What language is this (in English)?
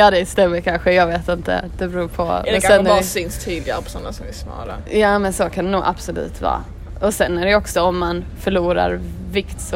Swedish